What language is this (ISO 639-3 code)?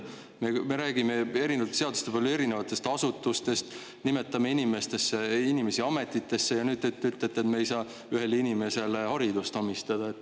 est